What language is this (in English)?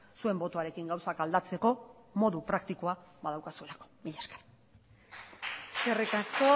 Basque